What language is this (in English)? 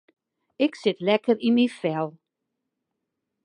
Western Frisian